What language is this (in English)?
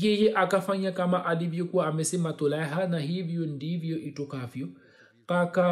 Swahili